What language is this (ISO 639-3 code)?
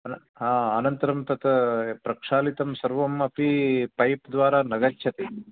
san